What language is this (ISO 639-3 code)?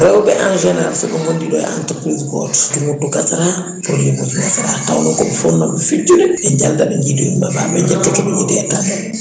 ful